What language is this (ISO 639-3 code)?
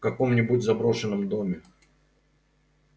rus